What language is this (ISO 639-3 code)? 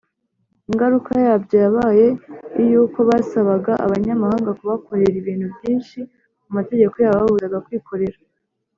kin